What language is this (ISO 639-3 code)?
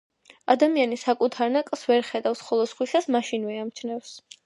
kat